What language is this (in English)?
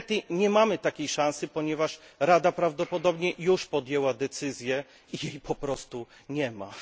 Polish